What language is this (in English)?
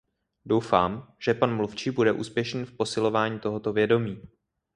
Czech